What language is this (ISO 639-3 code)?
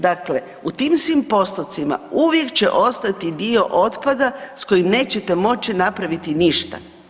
hrv